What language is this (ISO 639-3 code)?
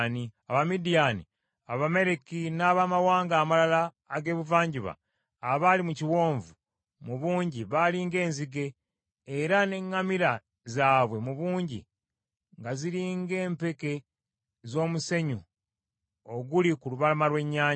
lug